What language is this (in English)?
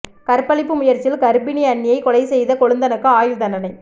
Tamil